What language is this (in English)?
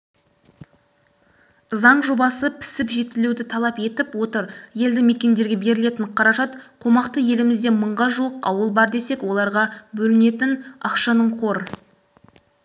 Kazakh